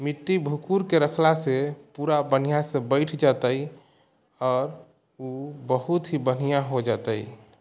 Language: Maithili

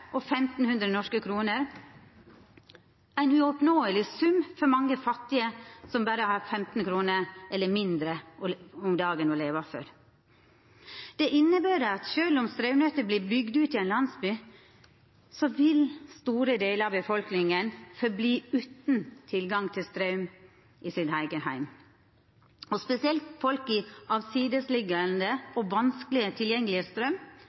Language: Norwegian Nynorsk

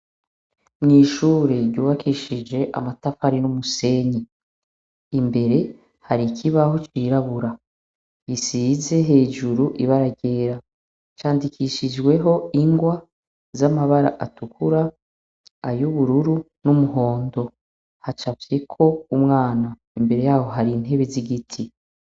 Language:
Rundi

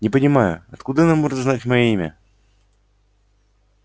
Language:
Russian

